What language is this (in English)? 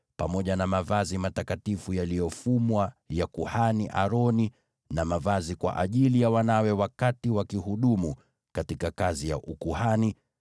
Swahili